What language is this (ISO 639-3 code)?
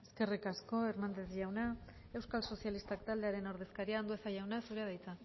eus